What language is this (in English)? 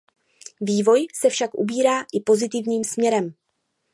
Czech